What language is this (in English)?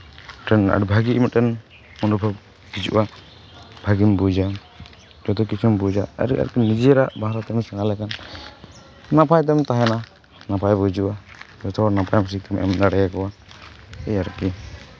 Santali